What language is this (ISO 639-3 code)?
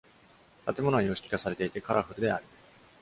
jpn